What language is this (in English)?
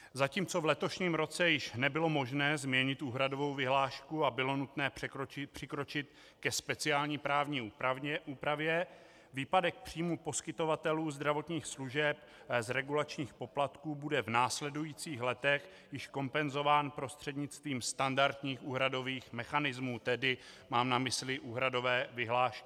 Czech